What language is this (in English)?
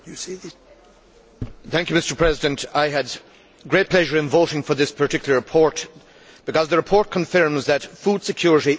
English